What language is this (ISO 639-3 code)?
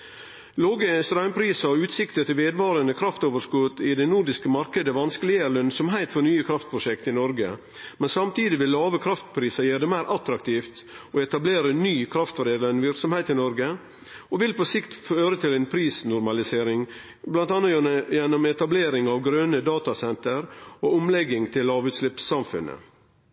nno